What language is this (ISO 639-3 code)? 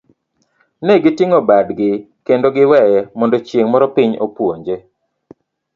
luo